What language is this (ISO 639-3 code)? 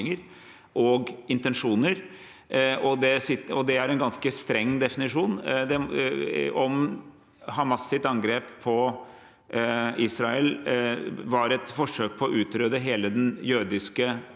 nor